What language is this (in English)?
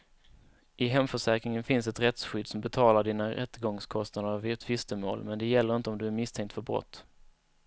Swedish